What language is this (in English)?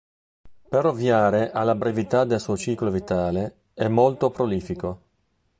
Italian